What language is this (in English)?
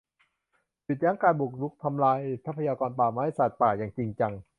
Thai